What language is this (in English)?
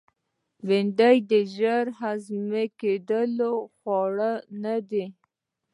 Pashto